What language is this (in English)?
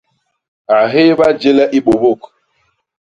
Basaa